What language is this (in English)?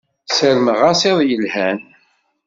Kabyle